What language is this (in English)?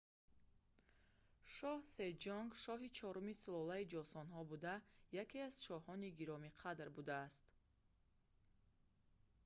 Tajik